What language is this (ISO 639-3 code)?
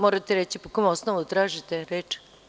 srp